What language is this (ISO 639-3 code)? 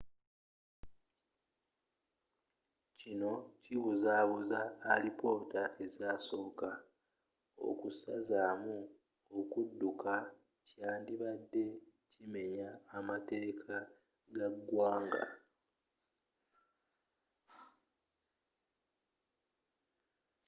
lug